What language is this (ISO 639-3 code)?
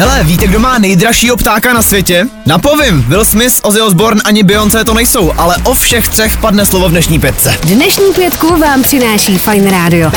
ces